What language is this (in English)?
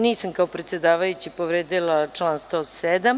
Serbian